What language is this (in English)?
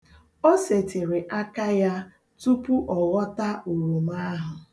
Igbo